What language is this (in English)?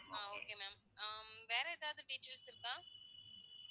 Tamil